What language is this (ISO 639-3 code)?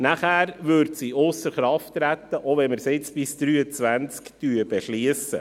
gsw